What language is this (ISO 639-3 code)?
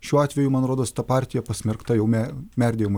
lit